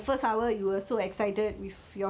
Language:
English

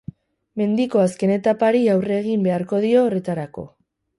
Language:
Basque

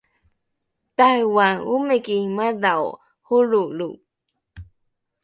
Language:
Rukai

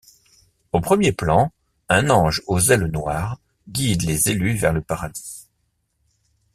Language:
French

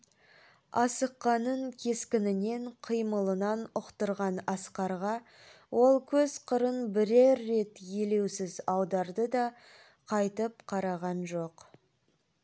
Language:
Kazakh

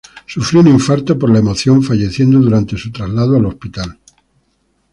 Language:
Spanish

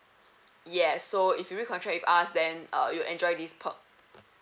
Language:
English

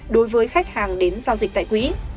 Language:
Vietnamese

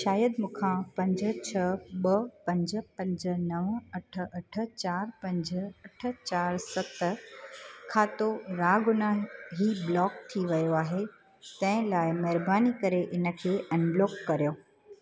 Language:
Sindhi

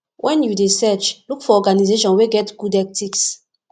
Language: Nigerian Pidgin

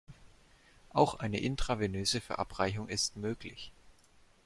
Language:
German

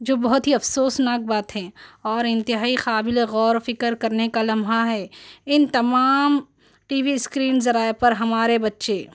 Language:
Urdu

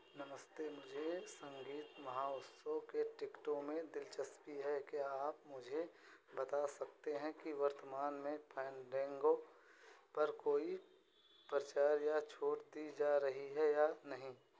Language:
Hindi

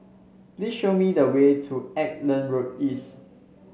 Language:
English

